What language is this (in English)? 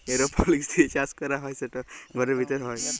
Bangla